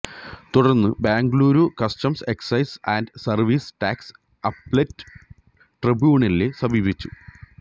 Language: Malayalam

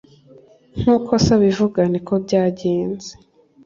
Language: Kinyarwanda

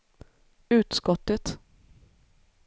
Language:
Swedish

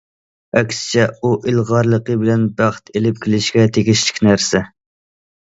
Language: Uyghur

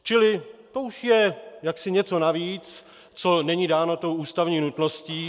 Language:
Czech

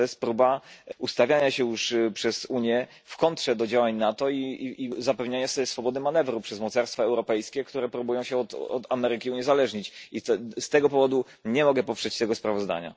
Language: Polish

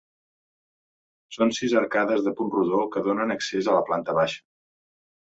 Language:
Catalan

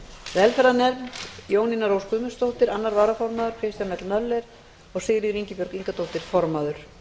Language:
Icelandic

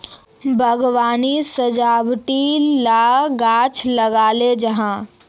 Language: Magahi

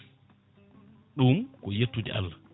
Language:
Fula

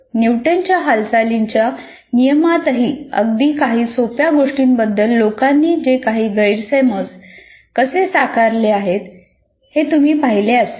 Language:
Marathi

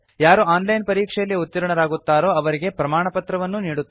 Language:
Kannada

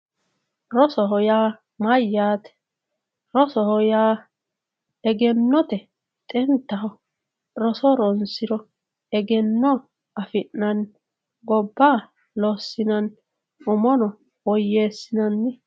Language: Sidamo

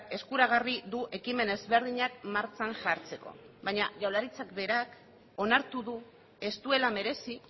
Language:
Basque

